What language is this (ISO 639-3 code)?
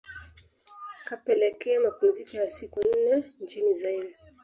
swa